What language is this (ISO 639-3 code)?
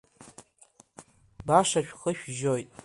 abk